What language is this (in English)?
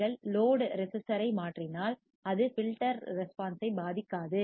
Tamil